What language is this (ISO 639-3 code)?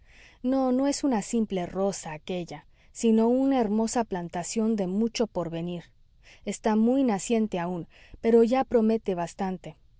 spa